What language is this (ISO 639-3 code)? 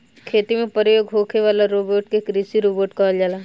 bho